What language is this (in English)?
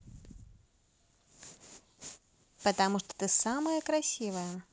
Russian